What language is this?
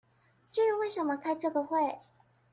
Chinese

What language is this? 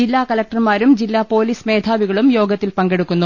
Malayalam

